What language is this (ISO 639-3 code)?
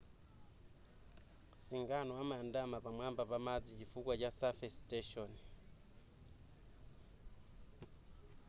nya